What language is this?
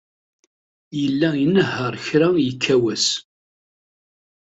Kabyle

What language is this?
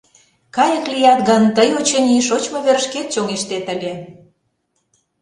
Mari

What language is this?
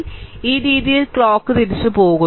Malayalam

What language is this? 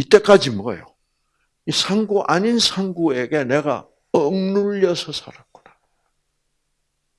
Korean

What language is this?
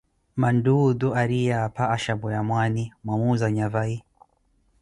Koti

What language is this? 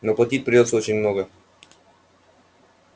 Russian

